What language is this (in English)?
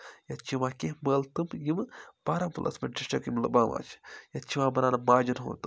Kashmiri